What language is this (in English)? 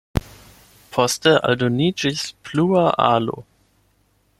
Esperanto